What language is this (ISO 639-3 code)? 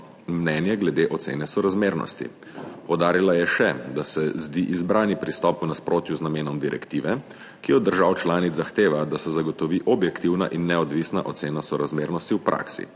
slv